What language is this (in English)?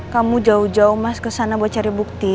Indonesian